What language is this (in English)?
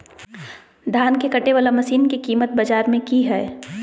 Magahi